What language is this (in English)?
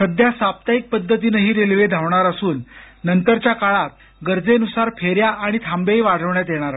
Marathi